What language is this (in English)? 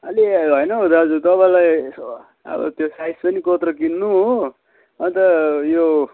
Nepali